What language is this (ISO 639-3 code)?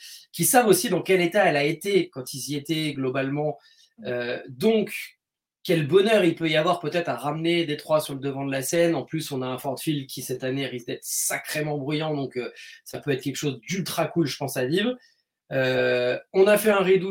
fra